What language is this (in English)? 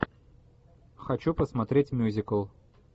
Russian